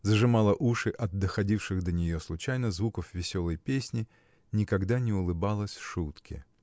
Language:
Russian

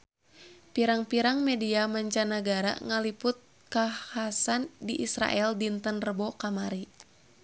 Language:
Sundanese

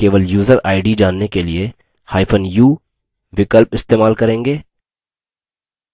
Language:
Hindi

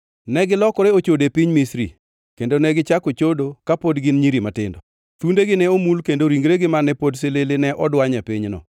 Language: Luo (Kenya and Tanzania)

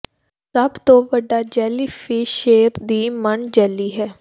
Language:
Punjabi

